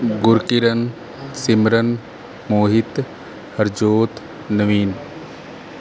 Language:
Punjabi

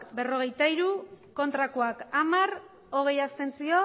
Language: Basque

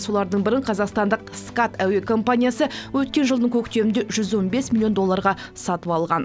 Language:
Kazakh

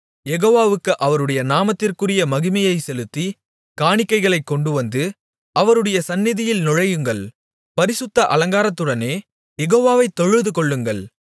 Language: Tamil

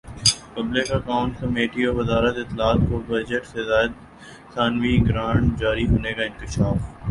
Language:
Urdu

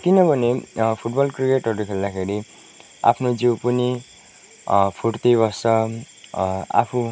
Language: Nepali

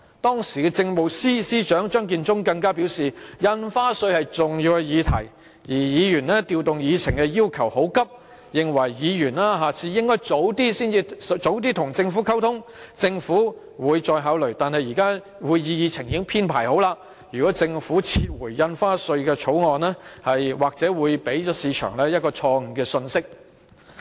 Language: Cantonese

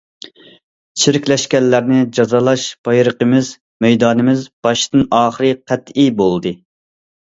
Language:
Uyghur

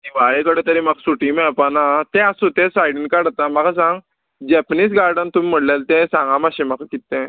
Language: Konkani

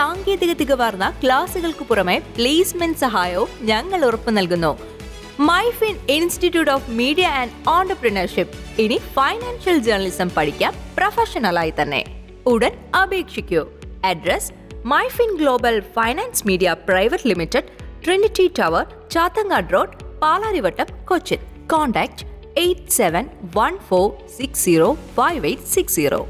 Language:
Malayalam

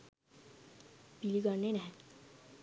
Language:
Sinhala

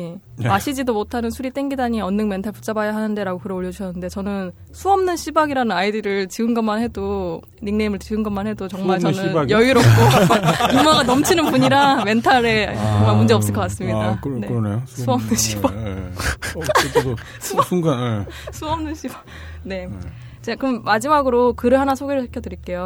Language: Korean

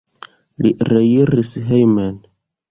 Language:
Esperanto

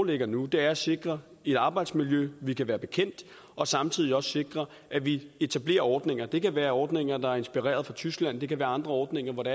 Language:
Danish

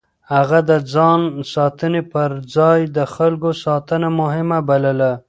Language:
Pashto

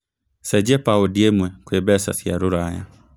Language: Kikuyu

